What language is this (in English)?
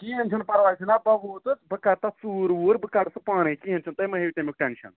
Kashmiri